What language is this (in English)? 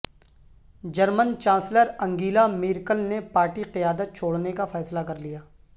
Urdu